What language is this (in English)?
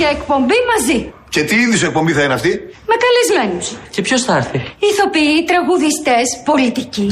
Greek